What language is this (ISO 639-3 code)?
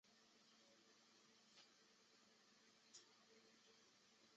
zho